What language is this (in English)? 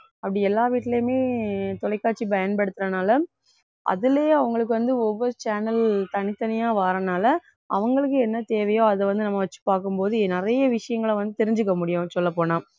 Tamil